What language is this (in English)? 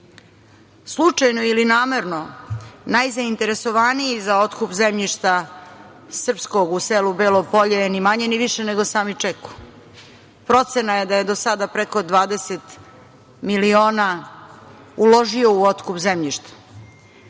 Serbian